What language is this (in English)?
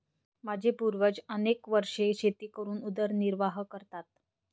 Marathi